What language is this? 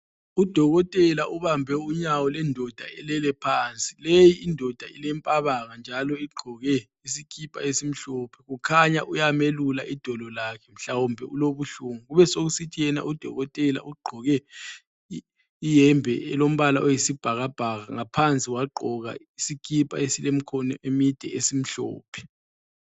North Ndebele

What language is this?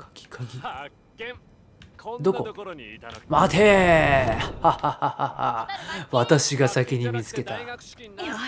Japanese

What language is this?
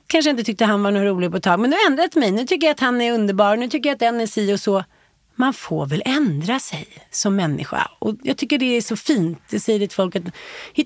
Swedish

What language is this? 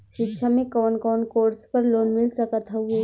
Bhojpuri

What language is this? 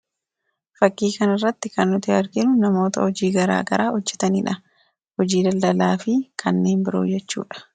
Oromo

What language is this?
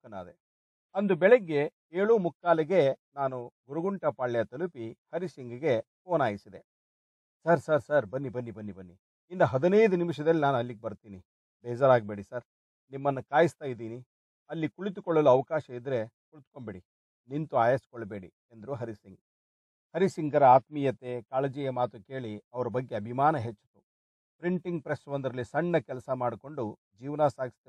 Kannada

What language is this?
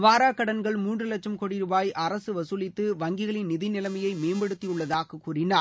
Tamil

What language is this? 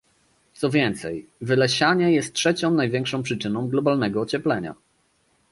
Polish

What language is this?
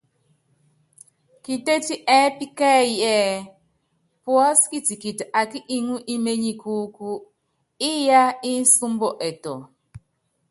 Yangben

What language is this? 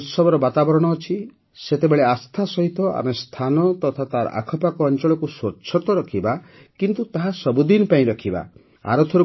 Odia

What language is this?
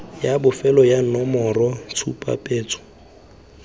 Tswana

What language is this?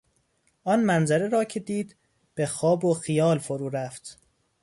Persian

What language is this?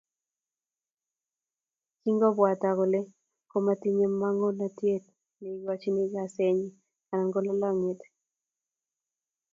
Kalenjin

